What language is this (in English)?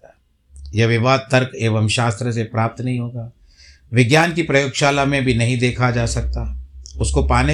Hindi